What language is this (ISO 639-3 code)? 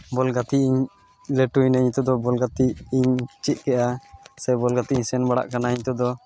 sat